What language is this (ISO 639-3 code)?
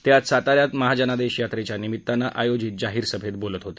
mar